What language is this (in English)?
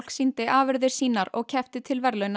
Icelandic